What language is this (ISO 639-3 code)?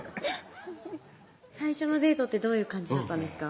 jpn